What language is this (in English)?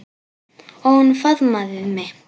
Icelandic